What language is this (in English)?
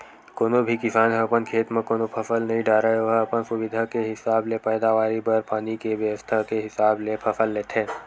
Chhattisgarhi